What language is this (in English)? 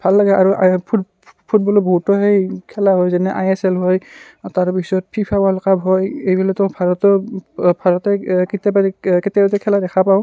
Assamese